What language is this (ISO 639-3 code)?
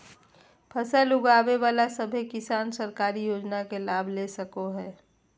mag